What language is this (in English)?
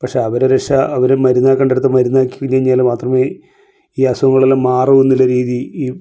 Malayalam